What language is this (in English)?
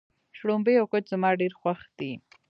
Pashto